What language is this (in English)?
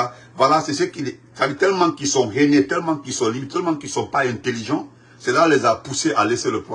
French